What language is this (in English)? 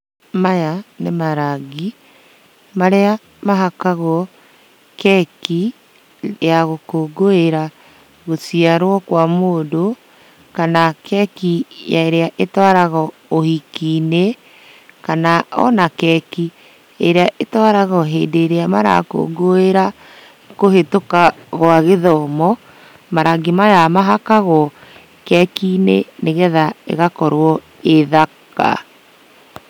Kikuyu